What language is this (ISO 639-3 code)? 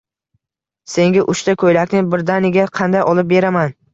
uzb